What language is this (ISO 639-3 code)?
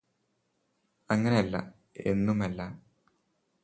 mal